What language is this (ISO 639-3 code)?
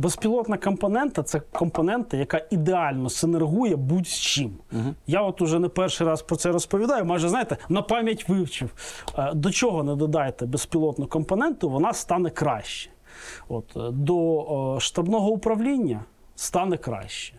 ukr